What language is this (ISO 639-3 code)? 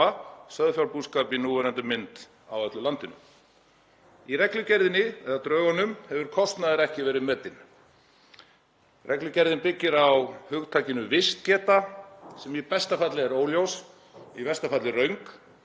isl